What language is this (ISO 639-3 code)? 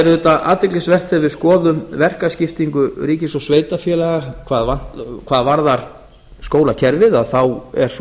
isl